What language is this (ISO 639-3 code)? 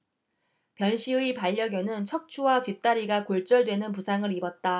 kor